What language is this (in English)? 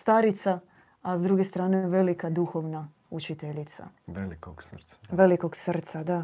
Croatian